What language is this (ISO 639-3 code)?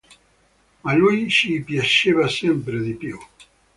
ita